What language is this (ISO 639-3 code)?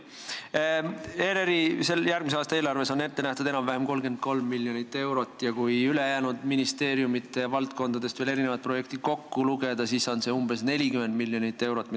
est